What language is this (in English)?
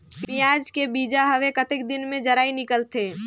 Chhattisgarhi